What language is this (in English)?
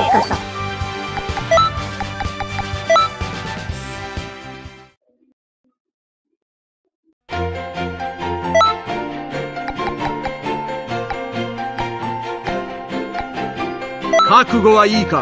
Japanese